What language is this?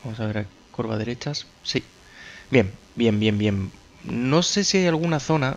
Spanish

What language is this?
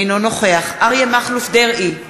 Hebrew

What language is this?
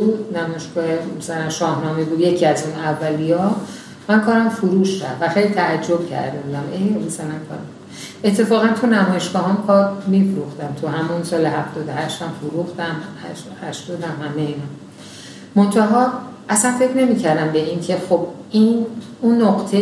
Persian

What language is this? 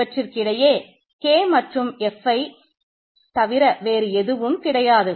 Tamil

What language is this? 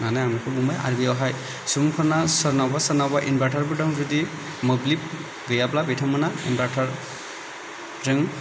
Bodo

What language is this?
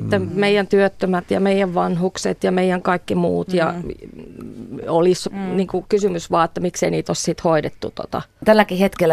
Finnish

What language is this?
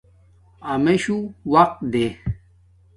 Domaaki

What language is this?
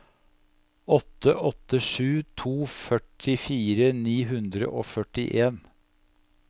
Norwegian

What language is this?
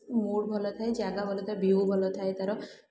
Odia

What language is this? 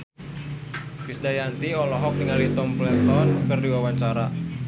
Sundanese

